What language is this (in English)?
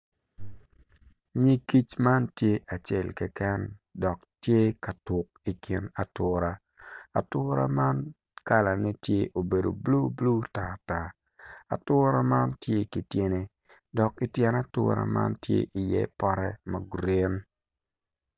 Acoli